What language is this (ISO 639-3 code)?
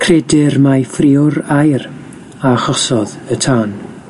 cym